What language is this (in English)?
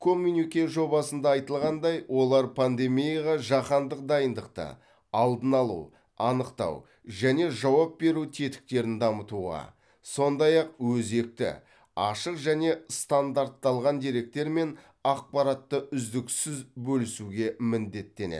Kazakh